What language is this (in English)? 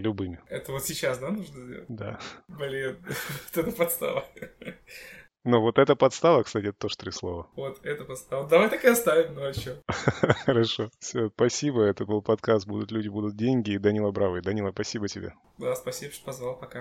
Russian